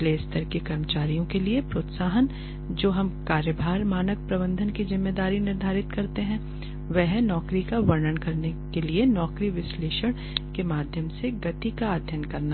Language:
Hindi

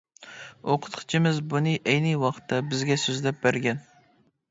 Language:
Uyghur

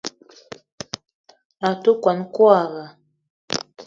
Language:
Eton (Cameroon)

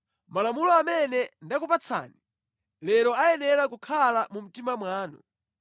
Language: Nyanja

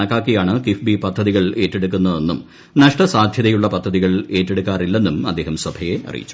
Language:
Malayalam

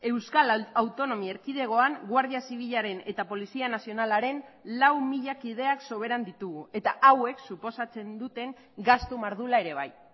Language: Basque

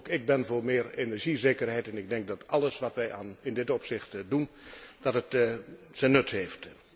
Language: Dutch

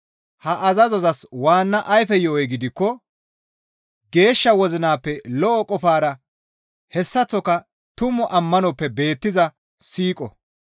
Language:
Gamo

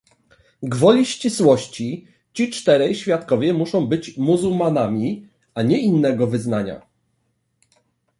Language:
Polish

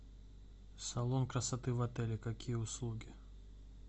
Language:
Russian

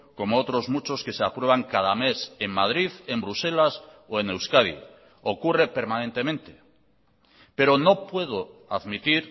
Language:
Spanish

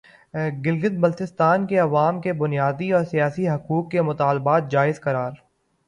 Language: Urdu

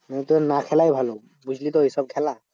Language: Bangla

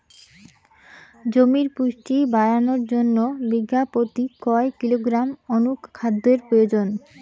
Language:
Bangla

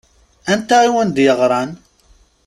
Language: Kabyle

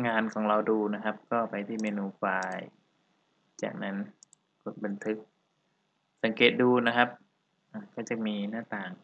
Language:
Thai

